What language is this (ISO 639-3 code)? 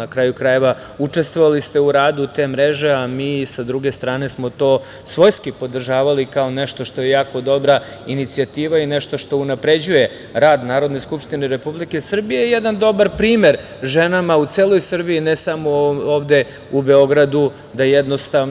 srp